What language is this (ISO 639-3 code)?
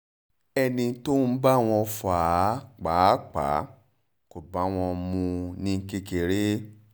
yor